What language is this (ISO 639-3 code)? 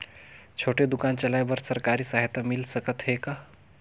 hne